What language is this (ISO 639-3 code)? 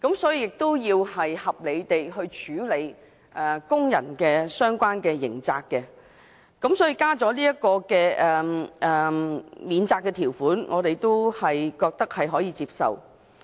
yue